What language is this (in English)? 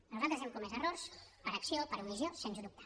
Catalan